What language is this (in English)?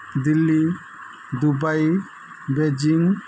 Odia